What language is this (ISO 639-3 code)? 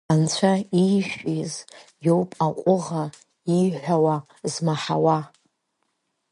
abk